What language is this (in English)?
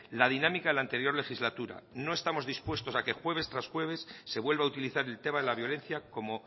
Spanish